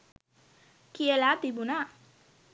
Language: Sinhala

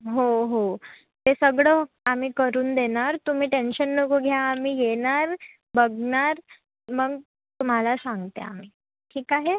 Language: Marathi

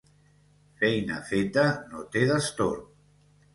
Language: Catalan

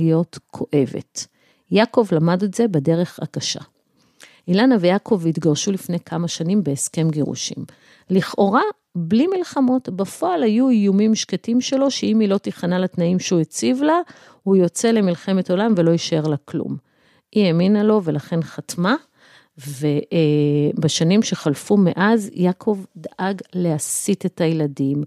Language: Hebrew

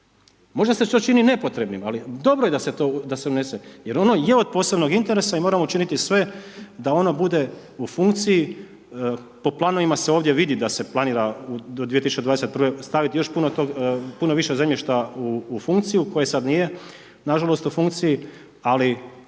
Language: Croatian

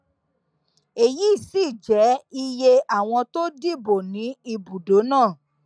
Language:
Yoruba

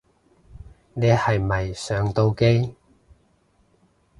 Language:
Cantonese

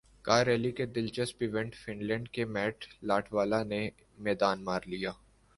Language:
Urdu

